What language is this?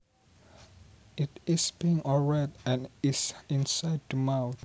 Javanese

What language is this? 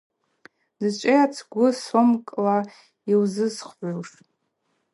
Abaza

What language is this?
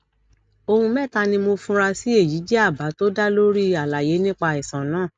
Yoruba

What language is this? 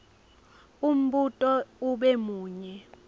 Swati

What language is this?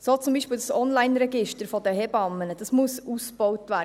Swiss German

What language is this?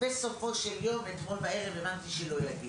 Hebrew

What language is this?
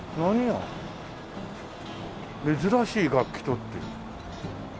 Japanese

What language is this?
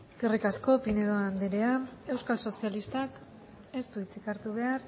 Basque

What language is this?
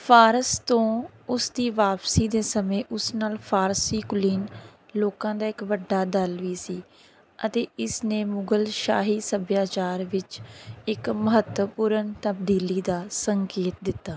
Punjabi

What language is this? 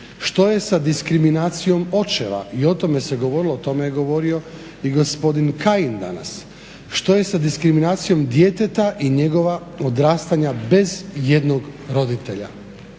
Croatian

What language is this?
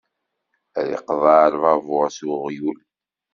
Kabyle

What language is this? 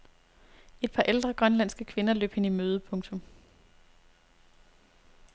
Danish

